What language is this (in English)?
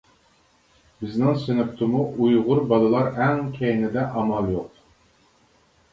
Uyghur